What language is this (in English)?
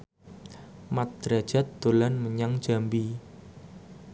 Javanese